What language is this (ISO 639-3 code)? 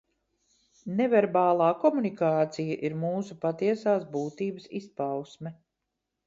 lav